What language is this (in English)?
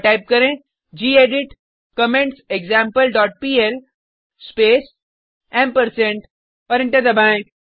Hindi